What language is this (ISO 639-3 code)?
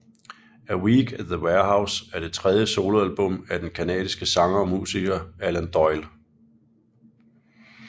dan